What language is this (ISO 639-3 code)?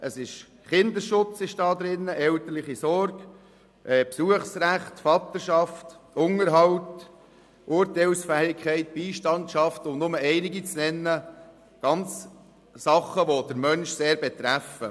gsw